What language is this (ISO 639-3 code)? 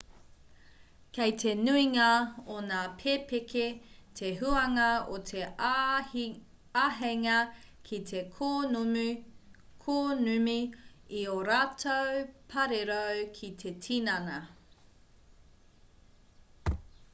mri